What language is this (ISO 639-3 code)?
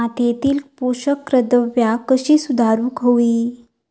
mar